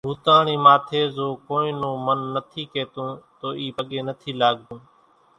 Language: Kachi Koli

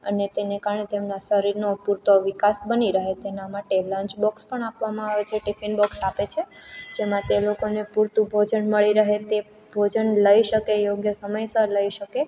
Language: Gujarati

